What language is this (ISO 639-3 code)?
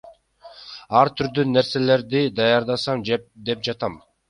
kir